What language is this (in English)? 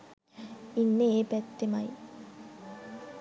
Sinhala